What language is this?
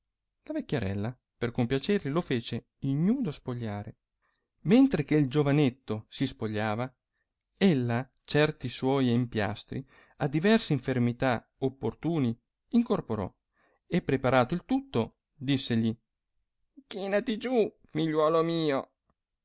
Italian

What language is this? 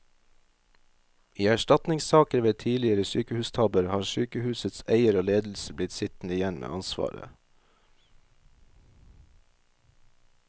Norwegian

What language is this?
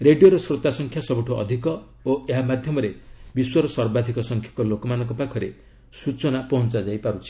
Odia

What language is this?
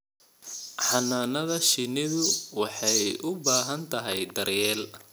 Somali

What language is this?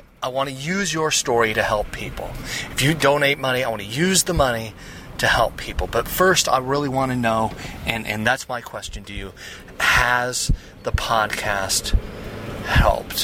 English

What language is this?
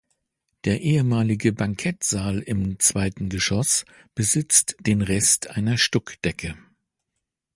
German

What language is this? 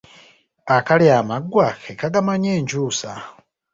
Ganda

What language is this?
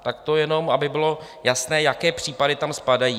Czech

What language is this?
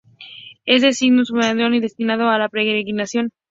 Spanish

